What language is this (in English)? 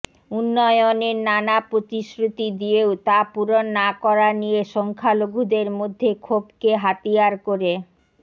Bangla